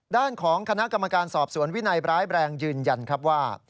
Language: Thai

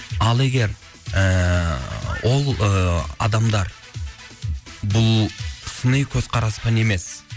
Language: Kazakh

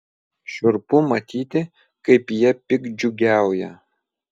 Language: Lithuanian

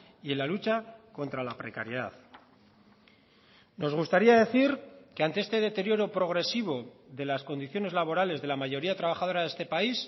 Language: Spanish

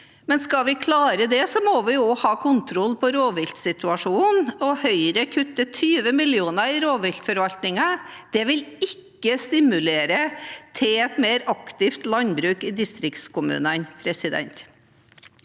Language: Norwegian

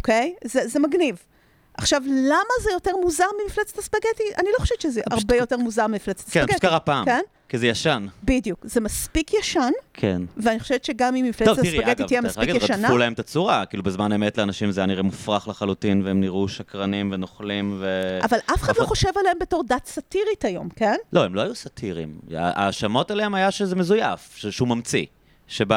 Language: Hebrew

